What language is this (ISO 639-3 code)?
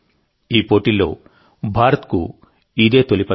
tel